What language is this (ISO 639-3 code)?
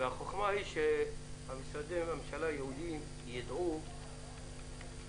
heb